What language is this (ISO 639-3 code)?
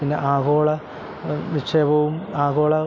mal